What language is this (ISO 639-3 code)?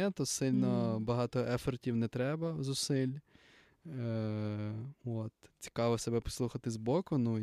ukr